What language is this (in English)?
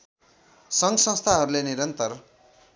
Nepali